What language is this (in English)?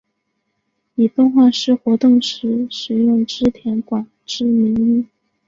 Chinese